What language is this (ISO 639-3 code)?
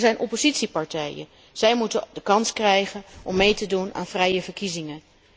nld